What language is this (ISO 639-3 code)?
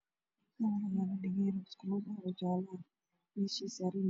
som